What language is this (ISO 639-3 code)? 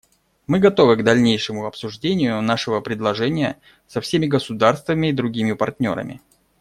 rus